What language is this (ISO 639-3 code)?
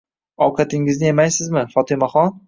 uzb